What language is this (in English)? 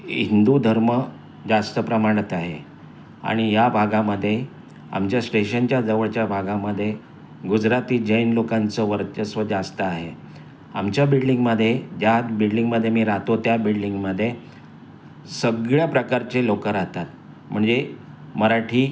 Marathi